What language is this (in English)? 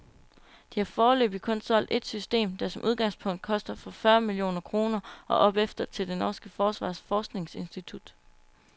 Danish